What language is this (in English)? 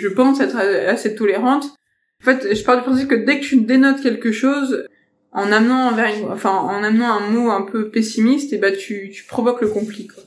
French